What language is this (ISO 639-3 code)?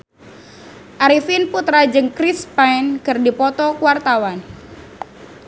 sun